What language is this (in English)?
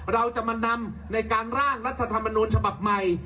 Thai